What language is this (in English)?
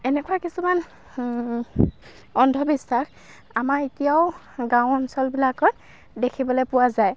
Assamese